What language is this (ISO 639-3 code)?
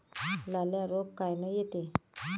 mar